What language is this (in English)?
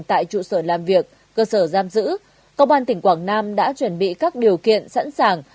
Vietnamese